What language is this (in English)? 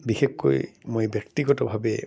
Assamese